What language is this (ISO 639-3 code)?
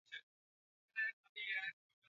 swa